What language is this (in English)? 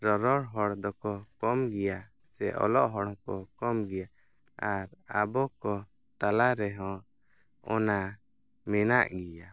Santali